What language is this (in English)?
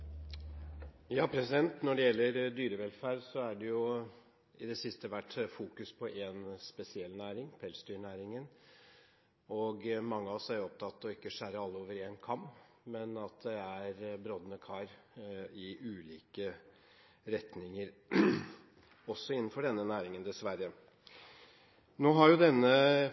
Norwegian Bokmål